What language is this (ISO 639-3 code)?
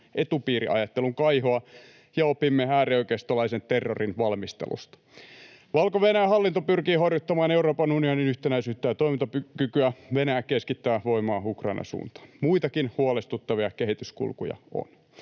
fin